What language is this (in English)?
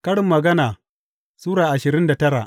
Hausa